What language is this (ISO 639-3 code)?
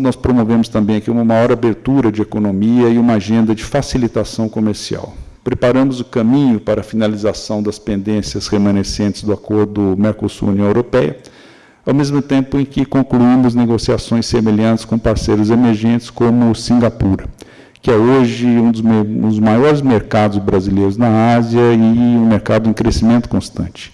por